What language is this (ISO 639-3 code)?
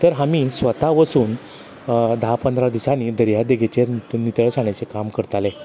kok